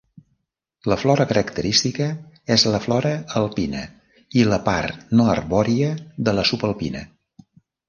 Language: Catalan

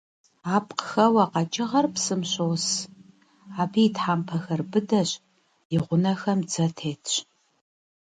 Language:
Kabardian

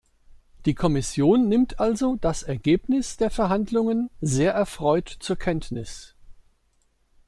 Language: German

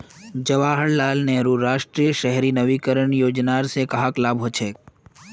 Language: Magahi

